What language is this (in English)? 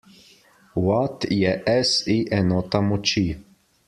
Slovenian